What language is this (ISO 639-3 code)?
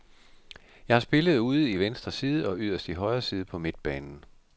dan